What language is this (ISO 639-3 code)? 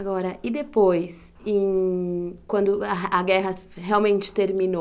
por